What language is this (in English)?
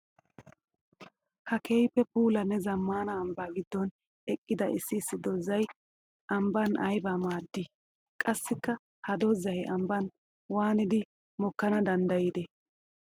Wolaytta